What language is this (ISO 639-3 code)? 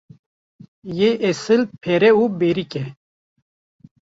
kur